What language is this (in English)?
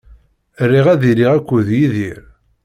Kabyle